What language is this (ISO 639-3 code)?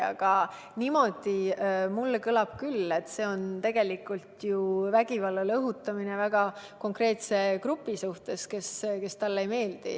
est